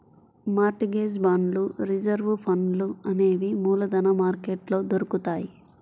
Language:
Telugu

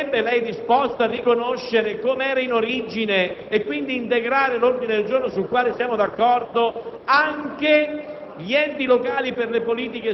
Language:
Italian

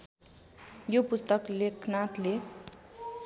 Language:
Nepali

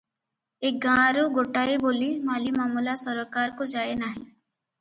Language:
Odia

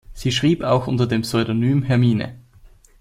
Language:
German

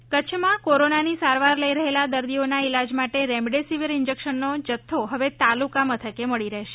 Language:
Gujarati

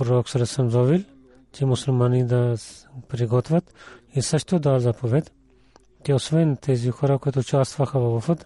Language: Bulgarian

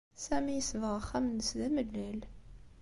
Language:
Kabyle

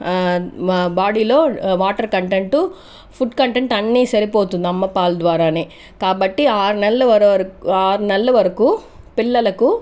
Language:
Telugu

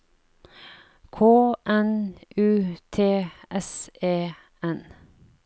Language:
Norwegian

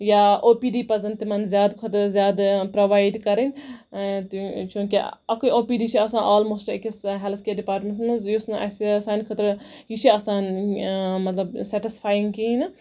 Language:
Kashmiri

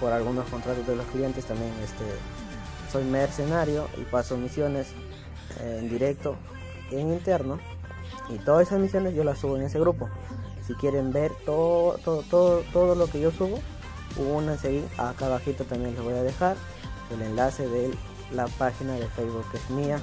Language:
Spanish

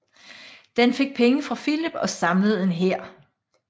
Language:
Danish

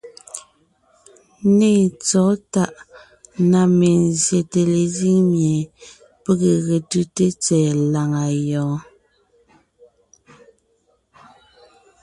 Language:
Ngiemboon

